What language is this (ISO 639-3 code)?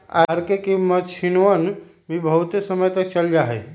mag